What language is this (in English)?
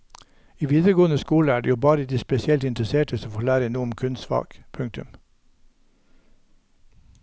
Norwegian